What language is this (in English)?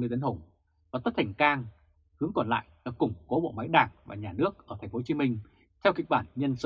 Vietnamese